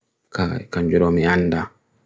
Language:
Bagirmi Fulfulde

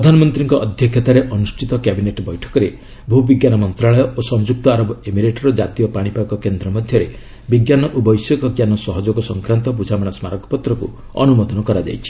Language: Odia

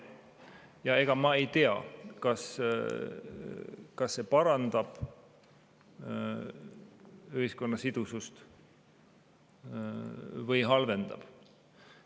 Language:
Estonian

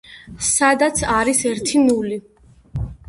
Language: Georgian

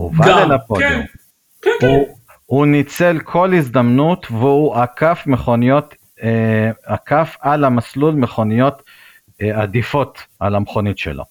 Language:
Hebrew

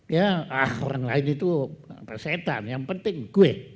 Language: Indonesian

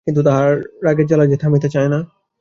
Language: Bangla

